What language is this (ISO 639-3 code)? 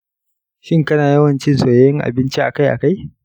hau